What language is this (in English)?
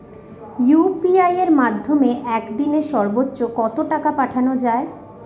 Bangla